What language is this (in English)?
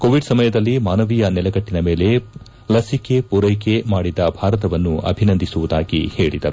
Kannada